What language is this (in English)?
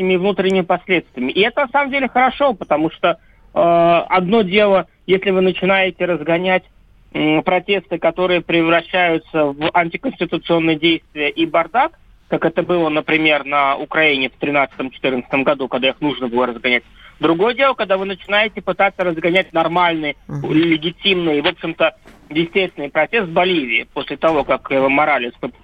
Russian